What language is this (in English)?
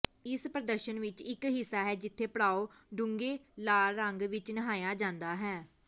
Punjabi